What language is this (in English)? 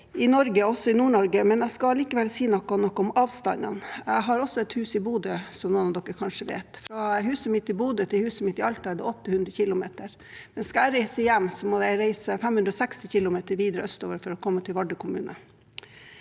Norwegian